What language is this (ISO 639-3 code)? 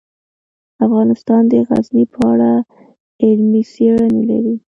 pus